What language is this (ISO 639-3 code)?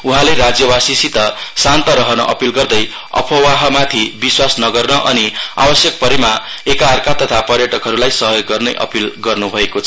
nep